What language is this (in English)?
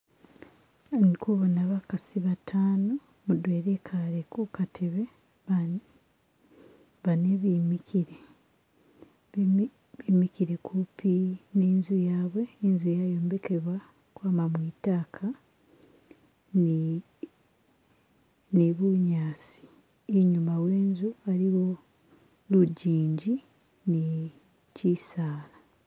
Masaaba